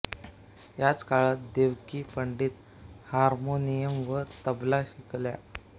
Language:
Marathi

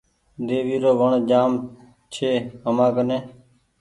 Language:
Goaria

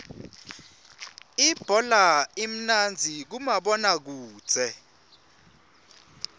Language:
Swati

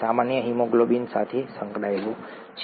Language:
Gujarati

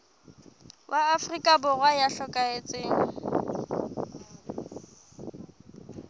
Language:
Southern Sotho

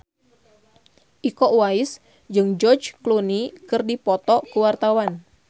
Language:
Sundanese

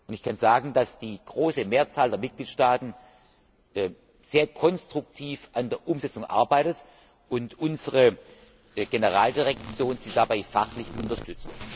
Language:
German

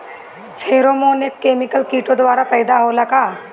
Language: Bhojpuri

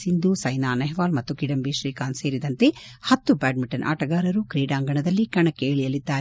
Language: Kannada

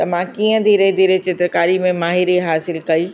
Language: Sindhi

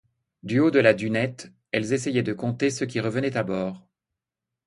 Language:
French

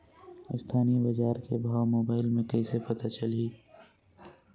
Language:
Chhattisgarhi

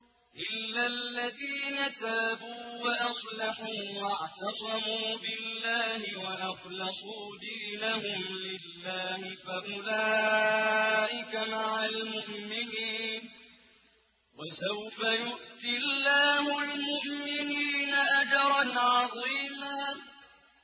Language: Arabic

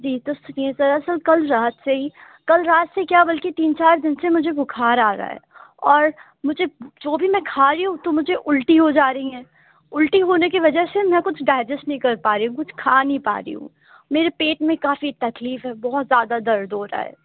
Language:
Urdu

